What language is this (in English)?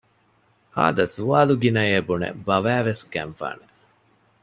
Divehi